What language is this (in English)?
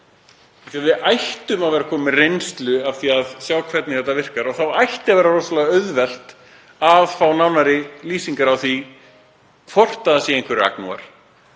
Icelandic